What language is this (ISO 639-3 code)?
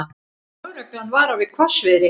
isl